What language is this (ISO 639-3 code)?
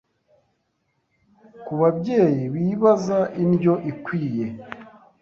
kin